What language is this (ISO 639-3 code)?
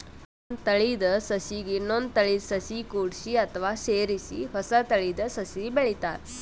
kan